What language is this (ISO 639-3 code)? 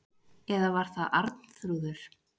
isl